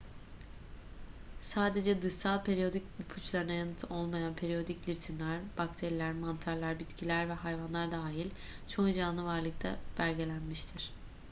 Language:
Turkish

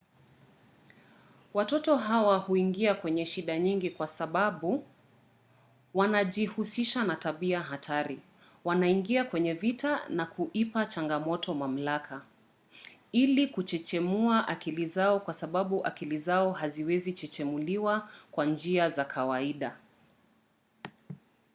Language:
Swahili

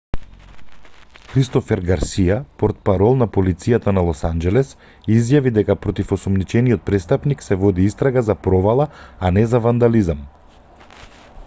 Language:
Macedonian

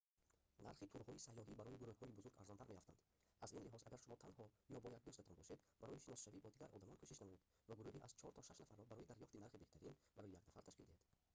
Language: Tajik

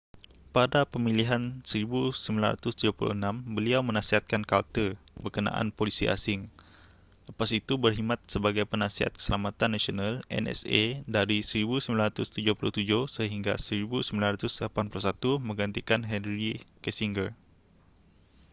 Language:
Malay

